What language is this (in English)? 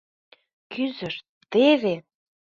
Mari